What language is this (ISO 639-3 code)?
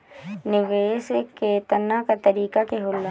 bho